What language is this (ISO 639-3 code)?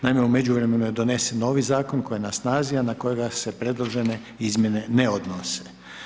hrv